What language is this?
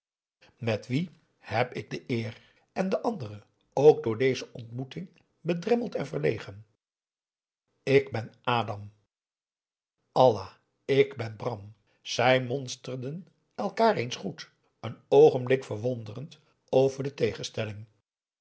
Dutch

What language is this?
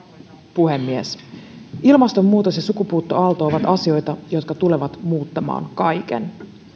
Finnish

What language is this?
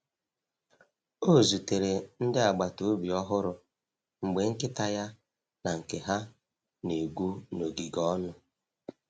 Igbo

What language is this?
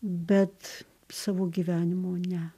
Lithuanian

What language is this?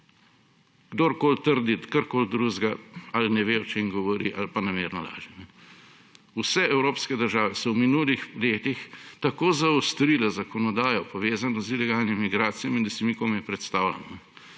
Slovenian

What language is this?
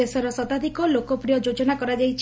Odia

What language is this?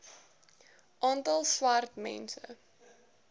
Afrikaans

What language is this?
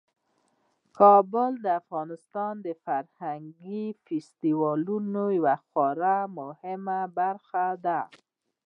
Pashto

